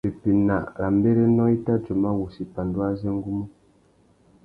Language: Tuki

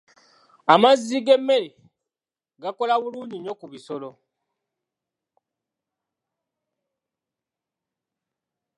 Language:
Ganda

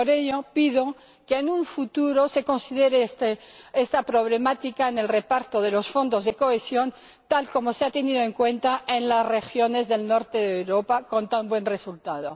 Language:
Spanish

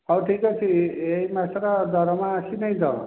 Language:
Odia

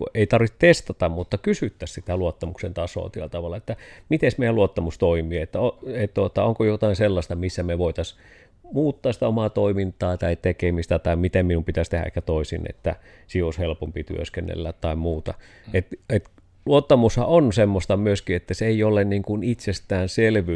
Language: Finnish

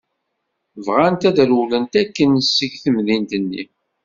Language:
Kabyle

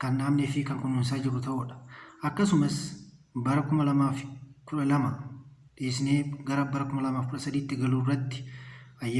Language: Oromo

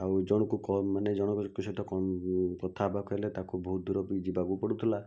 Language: Odia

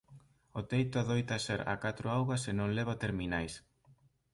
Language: Galician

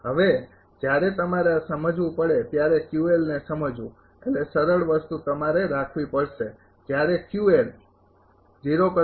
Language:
Gujarati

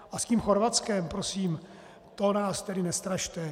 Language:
Czech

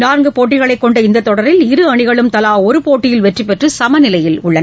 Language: Tamil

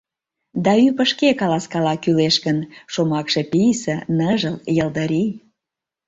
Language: Mari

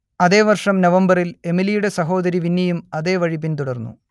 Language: Malayalam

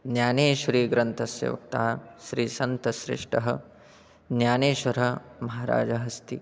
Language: Sanskrit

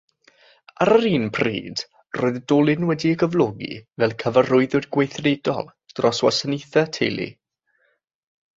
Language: Welsh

